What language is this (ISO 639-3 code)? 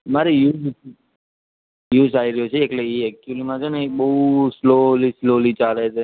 guj